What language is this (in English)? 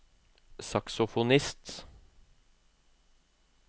Norwegian